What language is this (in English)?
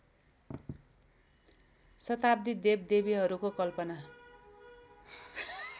Nepali